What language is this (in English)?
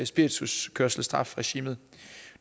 Danish